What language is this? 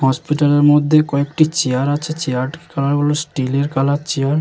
Bangla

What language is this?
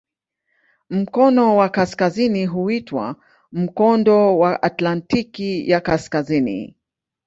Swahili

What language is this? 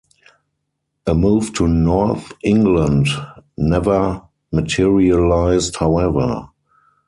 English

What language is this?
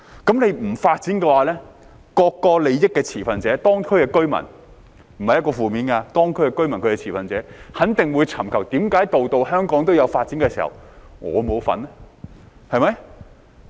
Cantonese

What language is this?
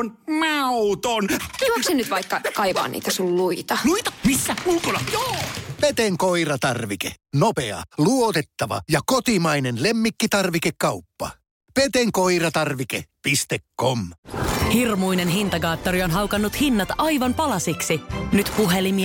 Finnish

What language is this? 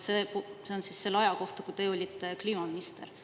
Estonian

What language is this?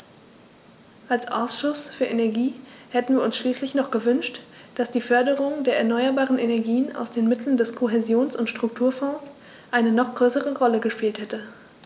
German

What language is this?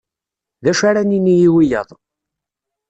Kabyle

